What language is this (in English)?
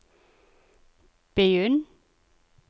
Norwegian